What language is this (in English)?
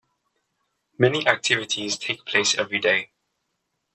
English